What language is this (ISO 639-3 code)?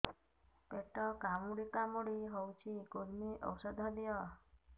ori